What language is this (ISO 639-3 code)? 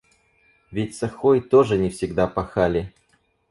rus